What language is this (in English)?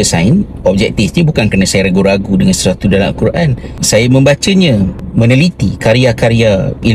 Malay